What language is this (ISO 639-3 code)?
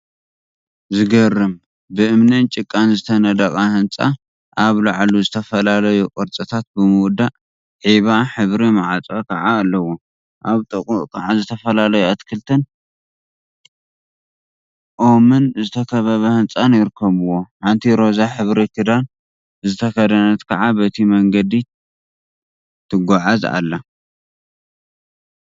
tir